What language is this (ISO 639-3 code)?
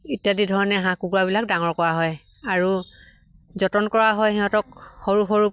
asm